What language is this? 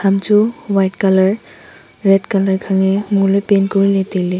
Wancho Naga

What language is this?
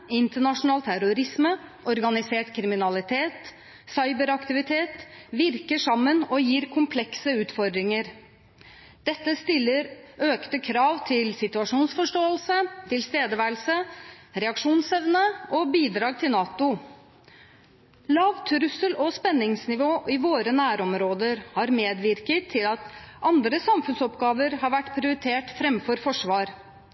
Norwegian Bokmål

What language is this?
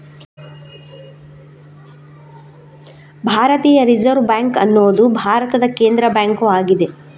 Kannada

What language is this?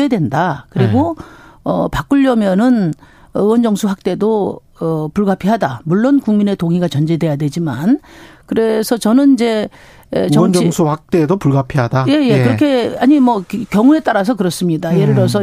Korean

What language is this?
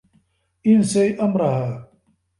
Arabic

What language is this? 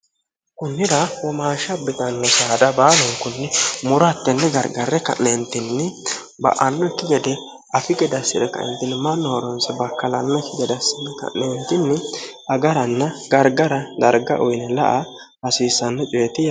Sidamo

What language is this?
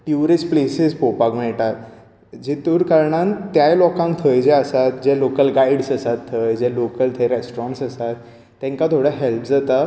Konkani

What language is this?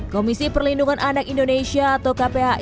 Indonesian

